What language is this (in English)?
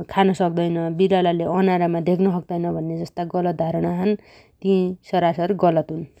Dotyali